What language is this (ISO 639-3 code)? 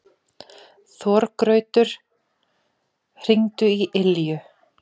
isl